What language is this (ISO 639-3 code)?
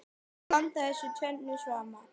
isl